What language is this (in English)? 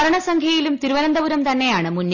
Malayalam